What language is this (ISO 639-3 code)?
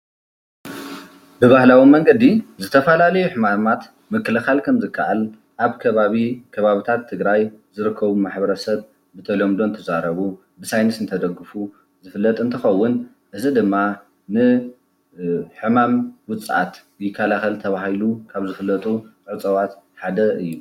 tir